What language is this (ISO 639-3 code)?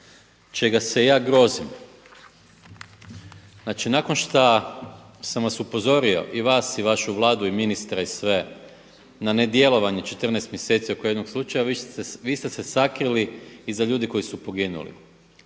hrv